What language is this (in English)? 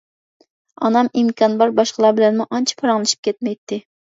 Uyghur